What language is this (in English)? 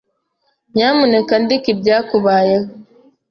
Kinyarwanda